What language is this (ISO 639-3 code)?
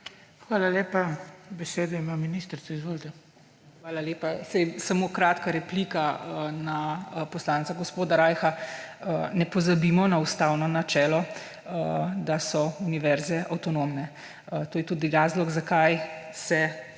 slv